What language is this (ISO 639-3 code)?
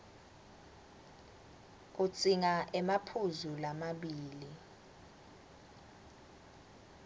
ssw